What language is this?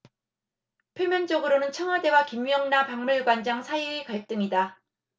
Korean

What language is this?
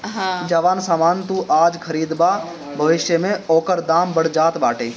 Bhojpuri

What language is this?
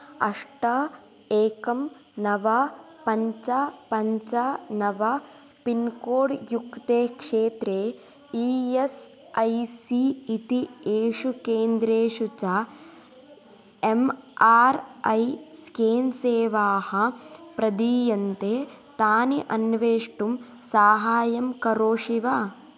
Sanskrit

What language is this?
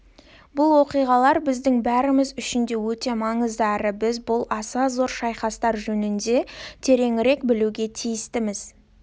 Kazakh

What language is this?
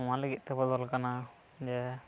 Santali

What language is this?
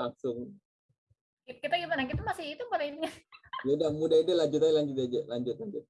Indonesian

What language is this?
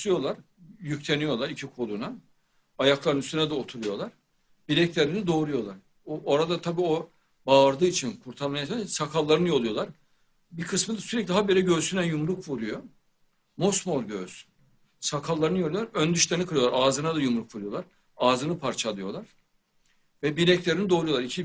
Turkish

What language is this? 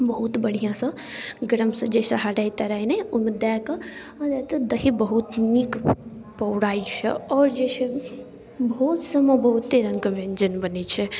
Maithili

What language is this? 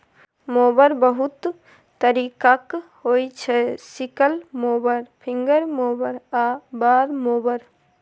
Maithili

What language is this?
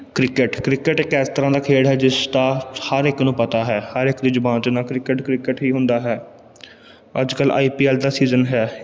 Punjabi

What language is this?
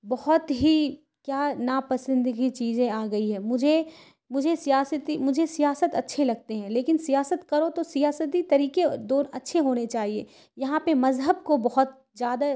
Urdu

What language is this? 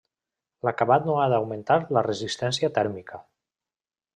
Catalan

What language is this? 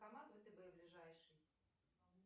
Russian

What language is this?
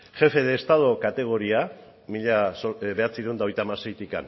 Basque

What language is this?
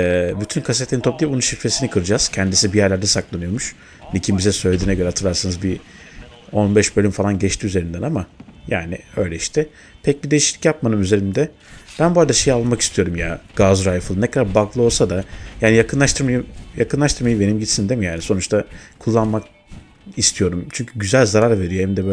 Turkish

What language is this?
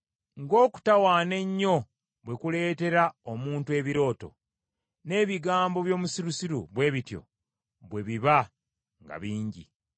Ganda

